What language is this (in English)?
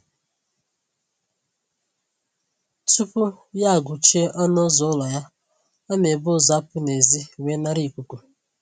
Igbo